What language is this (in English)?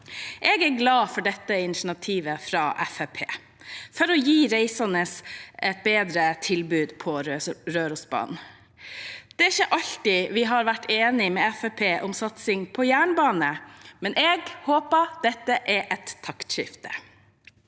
Norwegian